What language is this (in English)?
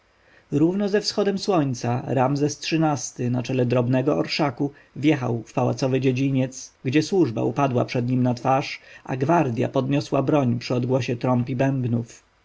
Polish